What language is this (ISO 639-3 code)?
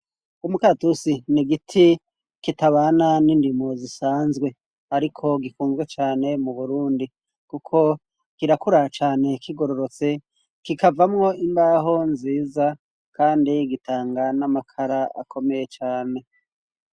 run